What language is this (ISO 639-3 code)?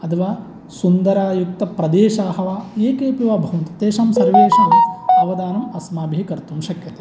san